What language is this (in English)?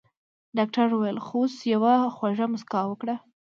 Pashto